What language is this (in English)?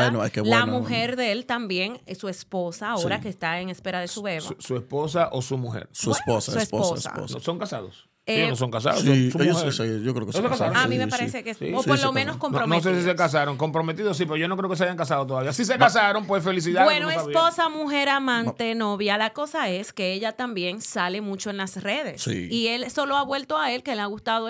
Spanish